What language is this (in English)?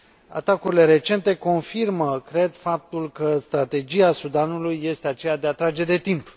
Romanian